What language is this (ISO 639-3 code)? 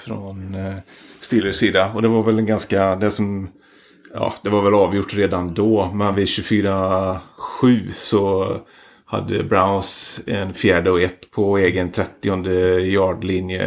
swe